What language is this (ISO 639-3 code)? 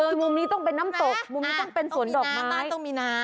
tha